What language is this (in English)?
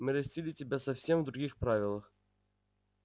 Russian